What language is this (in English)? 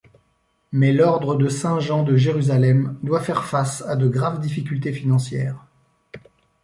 French